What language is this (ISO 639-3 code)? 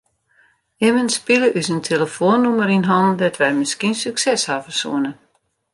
fry